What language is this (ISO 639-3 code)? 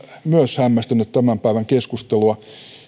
fin